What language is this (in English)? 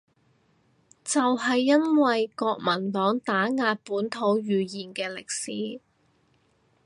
Cantonese